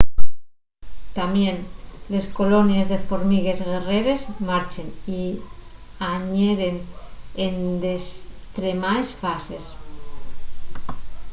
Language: Asturian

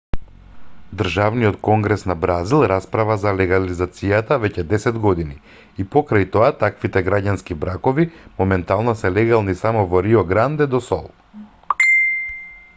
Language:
Macedonian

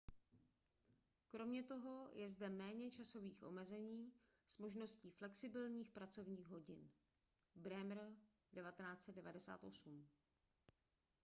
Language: Czech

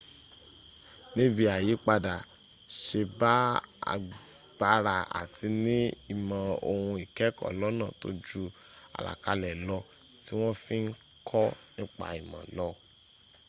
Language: Yoruba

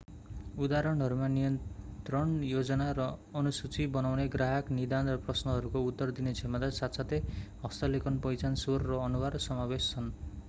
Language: Nepali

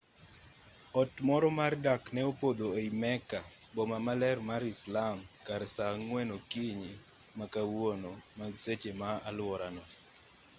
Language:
Luo (Kenya and Tanzania)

